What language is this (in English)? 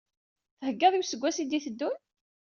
Kabyle